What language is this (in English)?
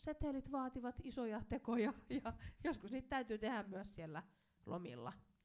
Finnish